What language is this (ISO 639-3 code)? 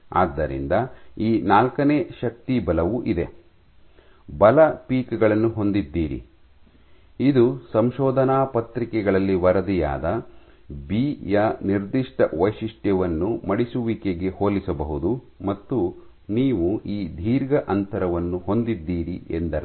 kan